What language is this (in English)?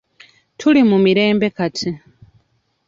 Ganda